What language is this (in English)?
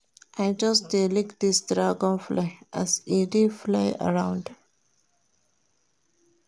Nigerian Pidgin